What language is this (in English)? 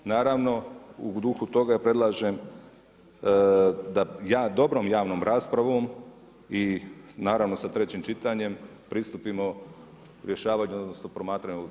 Croatian